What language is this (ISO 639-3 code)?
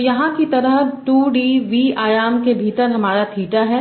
hin